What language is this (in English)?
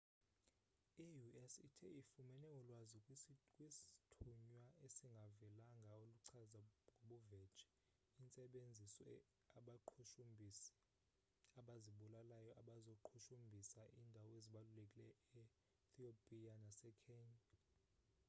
Xhosa